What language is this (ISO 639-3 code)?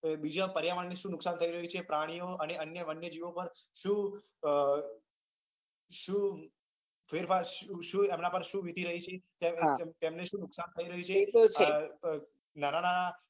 guj